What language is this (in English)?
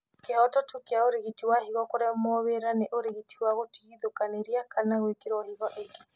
Kikuyu